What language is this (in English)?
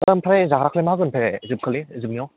Bodo